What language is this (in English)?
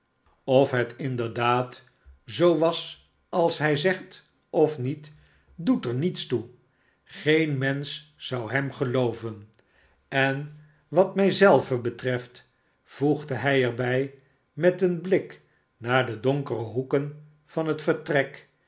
Dutch